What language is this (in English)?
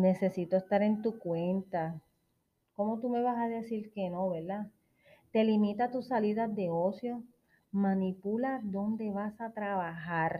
Spanish